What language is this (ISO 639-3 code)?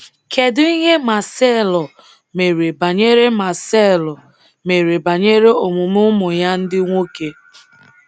ibo